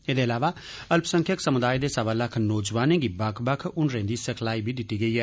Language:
Dogri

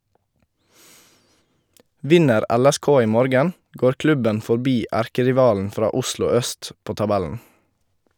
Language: Norwegian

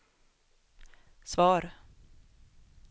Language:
Swedish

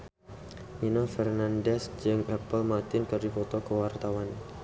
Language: Sundanese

